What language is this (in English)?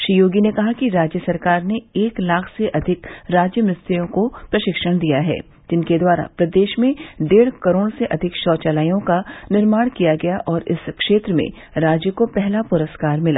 Hindi